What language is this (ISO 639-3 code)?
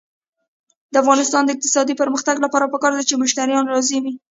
pus